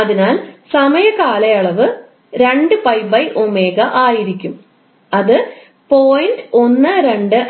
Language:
Malayalam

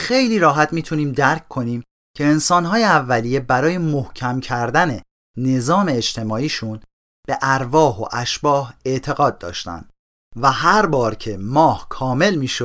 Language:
Persian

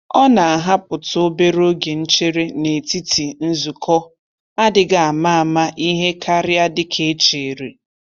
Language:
Igbo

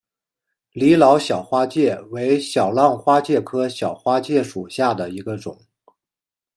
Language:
Chinese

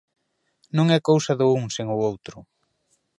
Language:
Galician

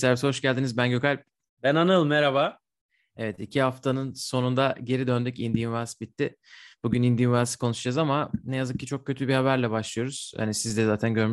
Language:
Turkish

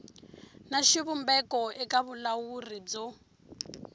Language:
Tsonga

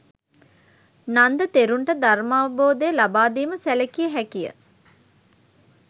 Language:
Sinhala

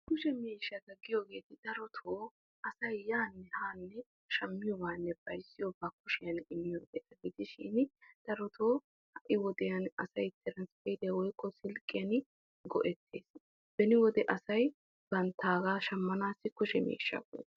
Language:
Wolaytta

